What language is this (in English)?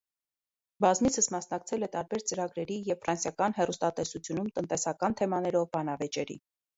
Armenian